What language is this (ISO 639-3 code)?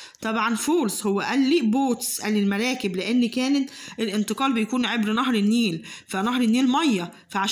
ara